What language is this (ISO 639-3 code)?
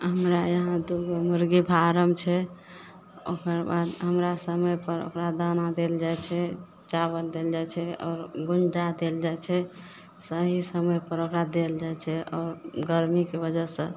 mai